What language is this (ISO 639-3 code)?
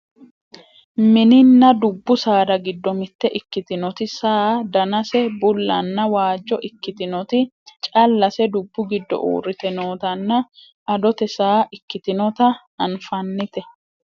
sid